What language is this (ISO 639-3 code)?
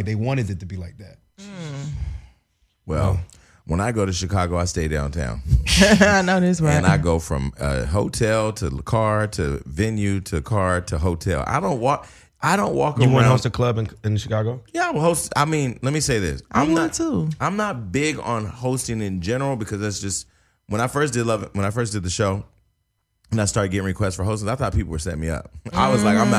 eng